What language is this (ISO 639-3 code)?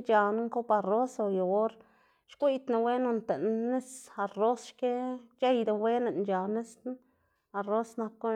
ztg